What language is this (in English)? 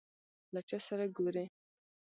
Pashto